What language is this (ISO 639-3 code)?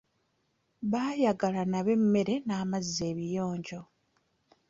lug